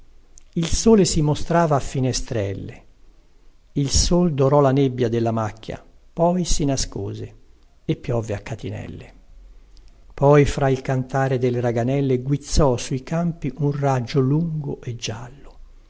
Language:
Italian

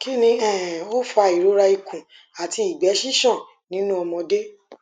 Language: Yoruba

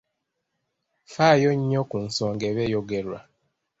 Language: Ganda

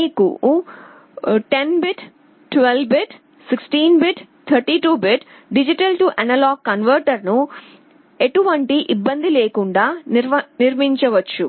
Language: Telugu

